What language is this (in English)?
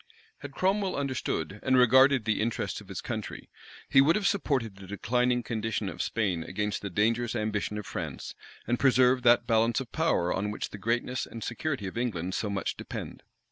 English